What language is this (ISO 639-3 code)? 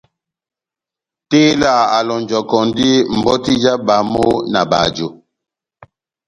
bnm